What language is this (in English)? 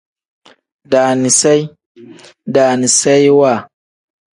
Tem